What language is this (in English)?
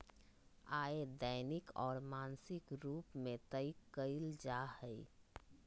Magahi